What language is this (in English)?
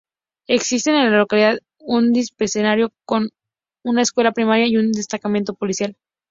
Spanish